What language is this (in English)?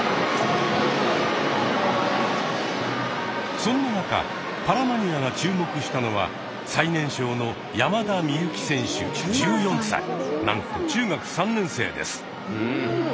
Japanese